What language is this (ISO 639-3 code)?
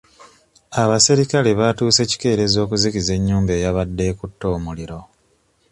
lug